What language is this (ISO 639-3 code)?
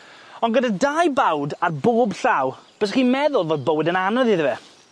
cym